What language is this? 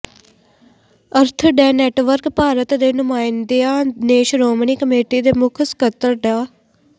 Punjabi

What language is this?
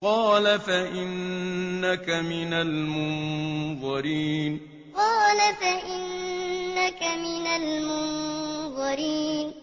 Arabic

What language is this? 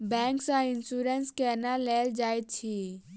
Maithili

